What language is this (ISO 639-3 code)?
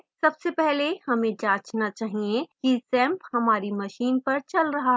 hin